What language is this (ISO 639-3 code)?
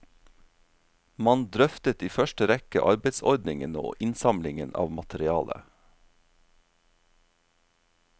nor